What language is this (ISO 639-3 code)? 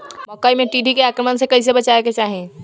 bho